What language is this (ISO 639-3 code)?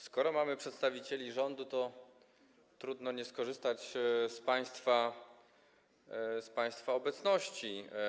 pol